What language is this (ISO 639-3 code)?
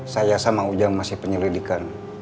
ind